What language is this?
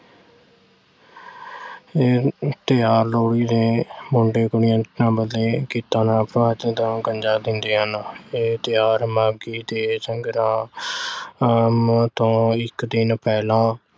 Punjabi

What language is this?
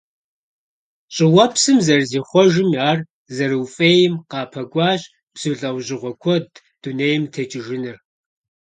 Kabardian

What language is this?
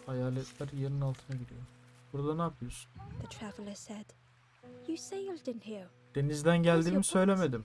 Turkish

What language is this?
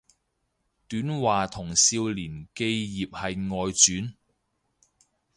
Cantonese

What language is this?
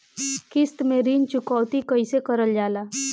Bhojpuri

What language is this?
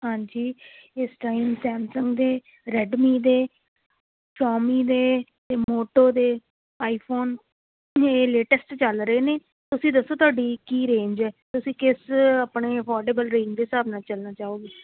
Punjabi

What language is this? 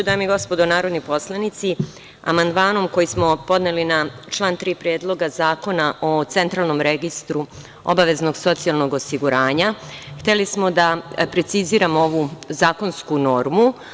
Serbian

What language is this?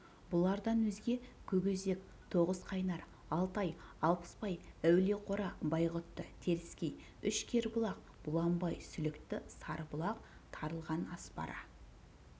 Kazakh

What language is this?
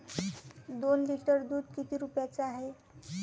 Marathi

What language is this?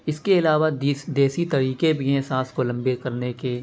Urdu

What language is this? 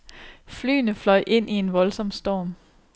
Danish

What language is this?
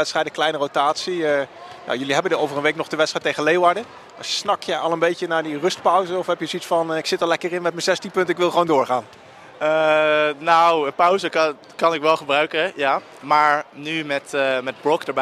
Dutch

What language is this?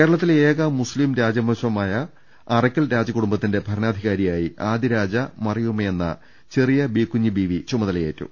Malayalam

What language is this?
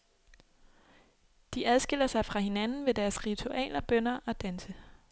Danish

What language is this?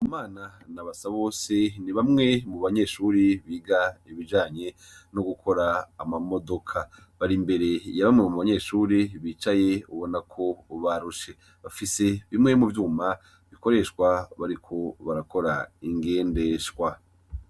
Rundi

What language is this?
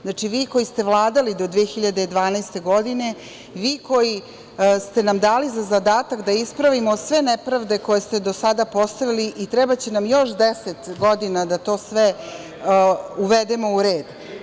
Serbian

